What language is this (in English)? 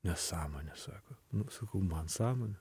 Lithuanian